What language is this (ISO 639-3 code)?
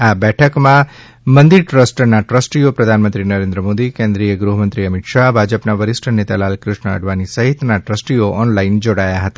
guj